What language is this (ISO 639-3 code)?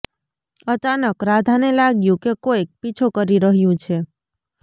guj